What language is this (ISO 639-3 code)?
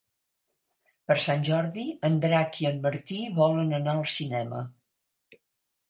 cat